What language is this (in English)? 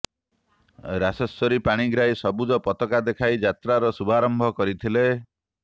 Odia